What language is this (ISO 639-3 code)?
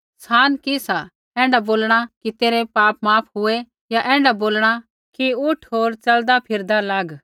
kfx